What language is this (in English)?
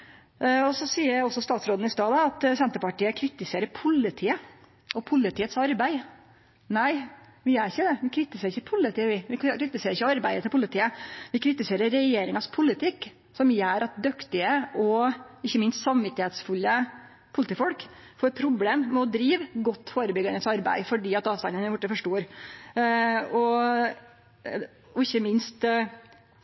Norwegian Nynorsk